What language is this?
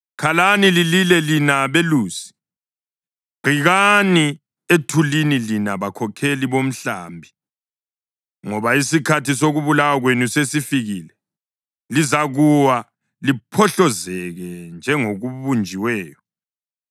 North Ndebele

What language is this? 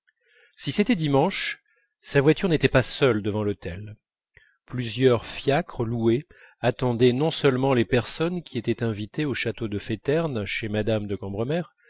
French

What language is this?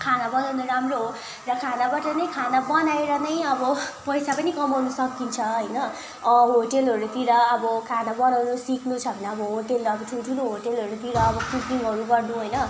Nepali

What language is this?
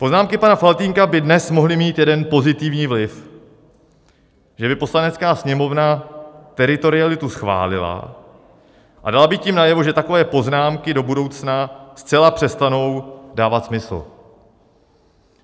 Czech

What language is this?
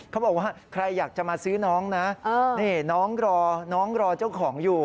Thai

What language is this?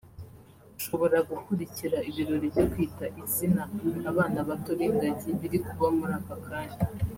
Kinyarwanda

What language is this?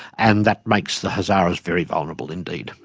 English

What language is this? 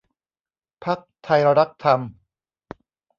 Thai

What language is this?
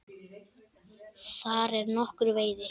Icelandic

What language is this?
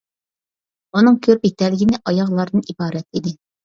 Uyghur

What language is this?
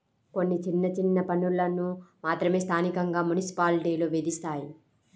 Telugu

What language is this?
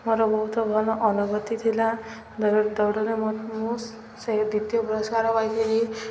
Odia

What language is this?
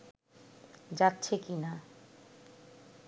Bangla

